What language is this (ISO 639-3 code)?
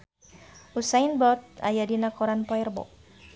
sun